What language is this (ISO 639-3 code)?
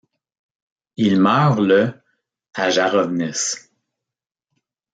fra